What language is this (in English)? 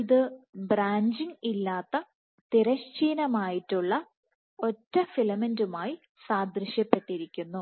Malayalam